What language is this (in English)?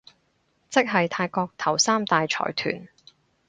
Cantonese